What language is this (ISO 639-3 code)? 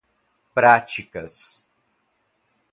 por